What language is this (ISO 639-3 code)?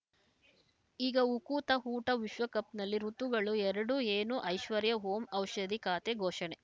kan